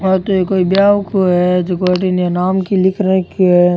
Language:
Rajasthani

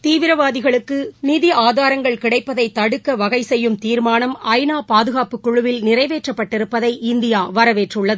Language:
Tamil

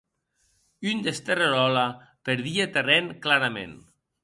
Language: Occitan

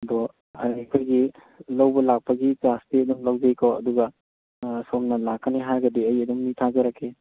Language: Manipuri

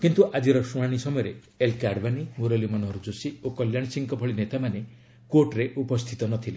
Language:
Odia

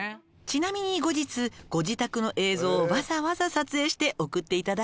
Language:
Japanese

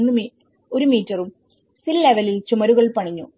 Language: Malayalam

